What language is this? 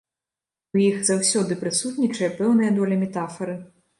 Belarusian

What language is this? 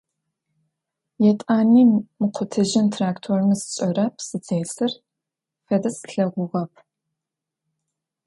Adyghe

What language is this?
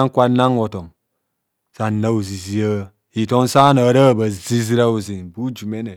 Kohumono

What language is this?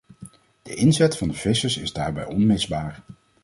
Dutch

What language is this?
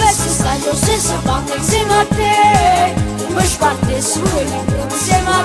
Romanian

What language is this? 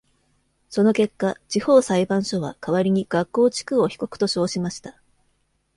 Japanese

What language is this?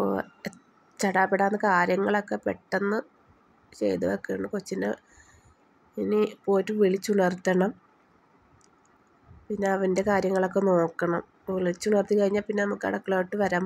Arabic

